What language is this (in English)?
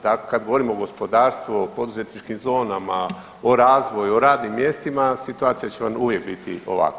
Croatian